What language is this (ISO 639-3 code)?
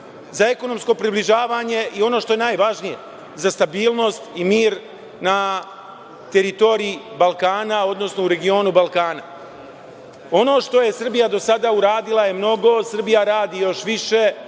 srp